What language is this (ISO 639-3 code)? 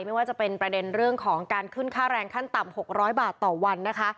tha